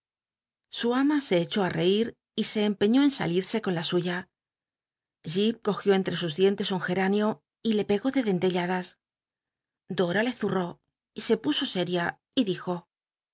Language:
Spanish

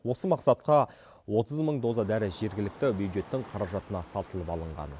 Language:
Kazakh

